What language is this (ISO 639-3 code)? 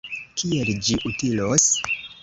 epo